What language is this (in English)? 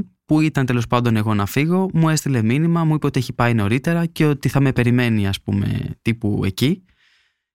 Greek